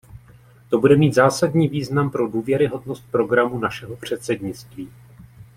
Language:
Czech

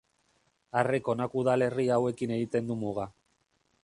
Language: Basque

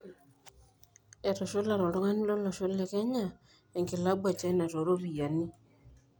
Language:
Masai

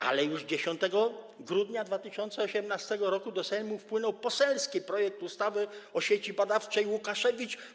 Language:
Polish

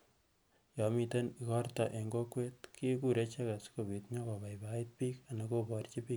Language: Kalenjin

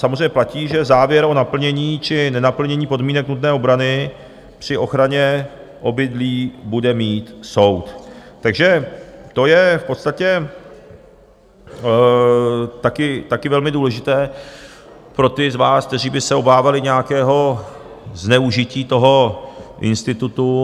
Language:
Czech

